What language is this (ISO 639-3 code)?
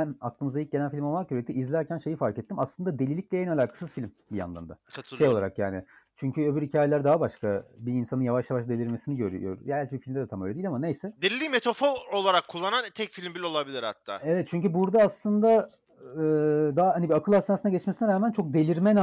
tur